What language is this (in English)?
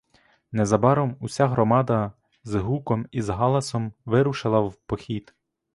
Ukrainian